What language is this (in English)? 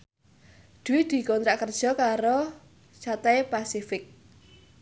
Javanese